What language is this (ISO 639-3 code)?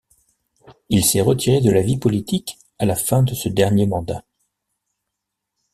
fra